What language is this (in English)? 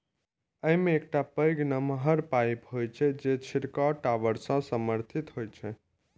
Maithili